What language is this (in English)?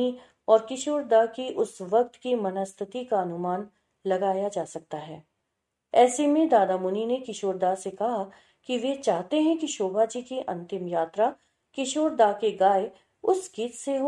Hindi